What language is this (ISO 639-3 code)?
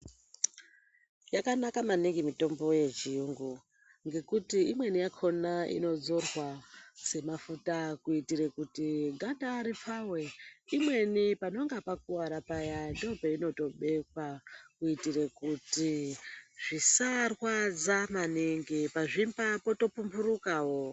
ndc